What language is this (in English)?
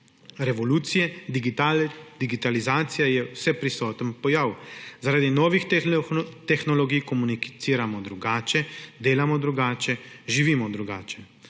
Slovenian